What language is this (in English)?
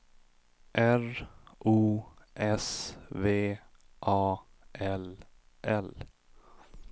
Swedish